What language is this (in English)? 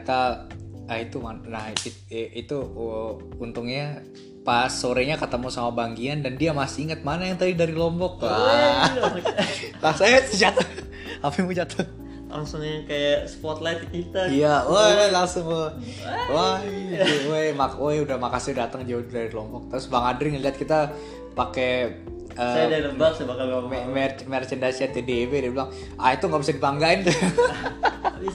Indonesian